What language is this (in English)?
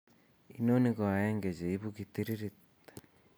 Kalenjin